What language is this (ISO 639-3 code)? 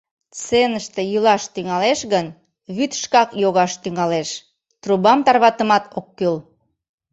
chm